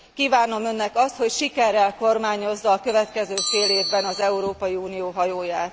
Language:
Hungarian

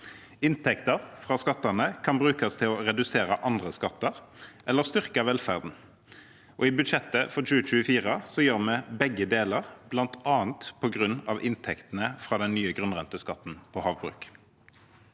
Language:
Norwegian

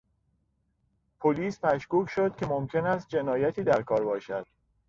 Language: Persian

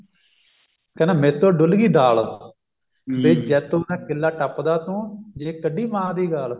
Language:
Punjabi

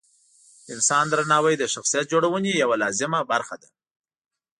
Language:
Pashto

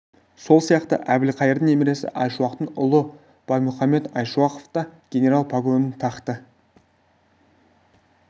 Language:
Kazakh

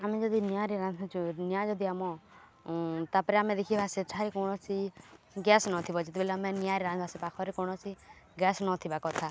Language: Odia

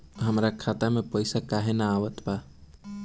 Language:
Bhojpuri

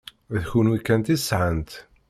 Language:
Kabyle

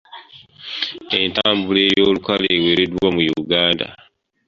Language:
Ganda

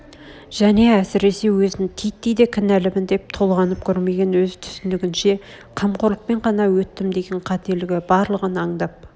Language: Kazakh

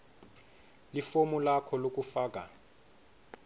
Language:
Swati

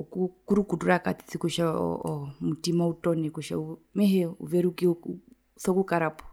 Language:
Herero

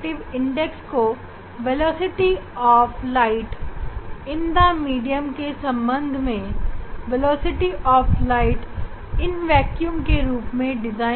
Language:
Hindi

